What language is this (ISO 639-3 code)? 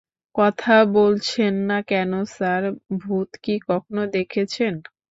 ben